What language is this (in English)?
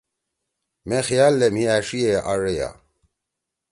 Torwali